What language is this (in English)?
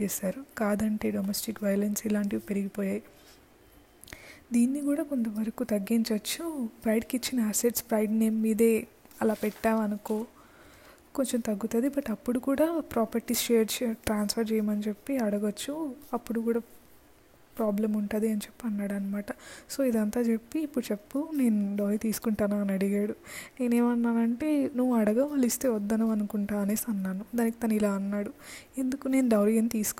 Telugu